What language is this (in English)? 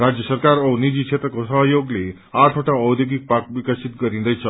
Nepali